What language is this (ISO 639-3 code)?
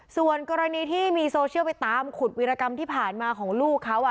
tha